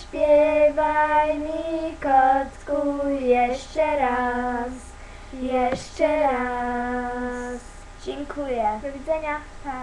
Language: Polish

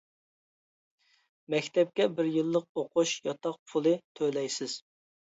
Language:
Uyghur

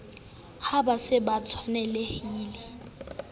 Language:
Southern Sotho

